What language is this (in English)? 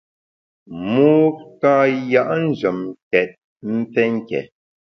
Bamun